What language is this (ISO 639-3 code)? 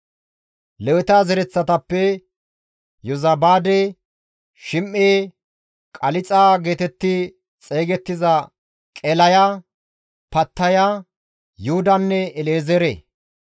gmv